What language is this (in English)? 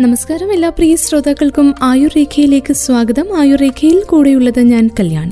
Malayalam